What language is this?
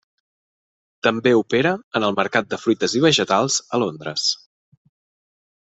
Catalan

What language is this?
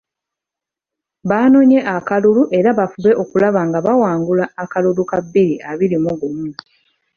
Ganda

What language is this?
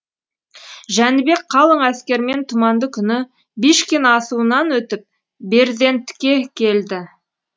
Kazakh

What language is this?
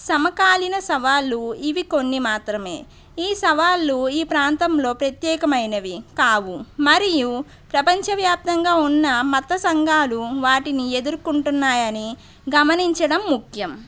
Telugu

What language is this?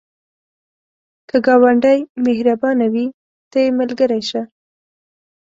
Pashto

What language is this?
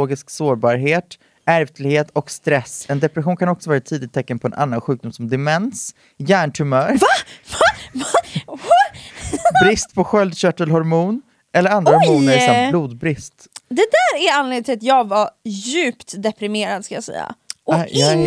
Swedish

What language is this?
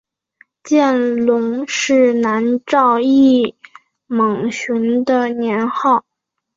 Chinese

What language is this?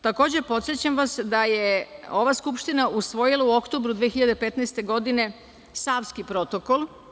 Serbian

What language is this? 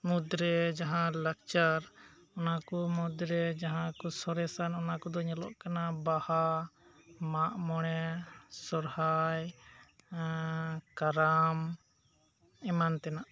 Santali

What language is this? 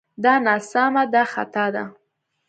Pashto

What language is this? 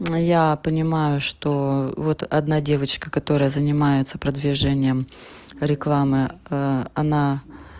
Russian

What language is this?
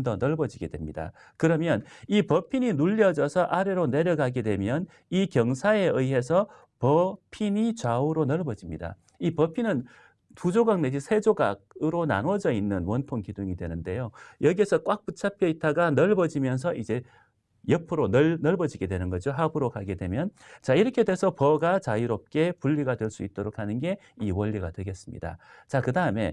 Korean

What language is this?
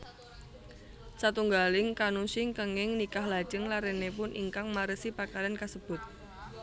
Javanese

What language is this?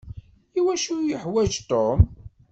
Kabyle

